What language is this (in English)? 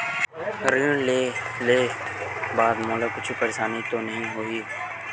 Chhattisgarhi